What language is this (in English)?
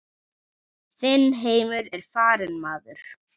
Icelandic